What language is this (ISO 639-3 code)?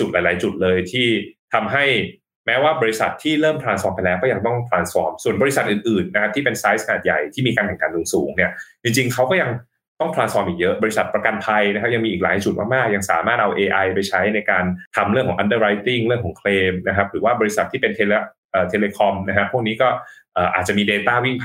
tha